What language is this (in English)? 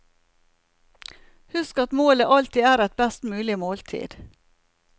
Norwegian